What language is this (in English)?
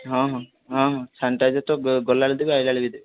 Odia